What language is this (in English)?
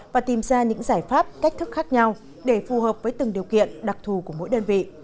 Vietnamese